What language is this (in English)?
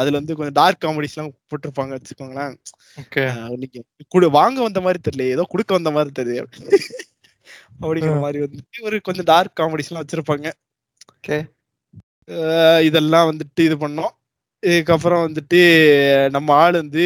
Tamil